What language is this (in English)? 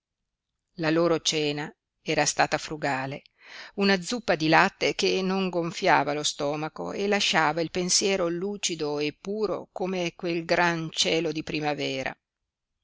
Italian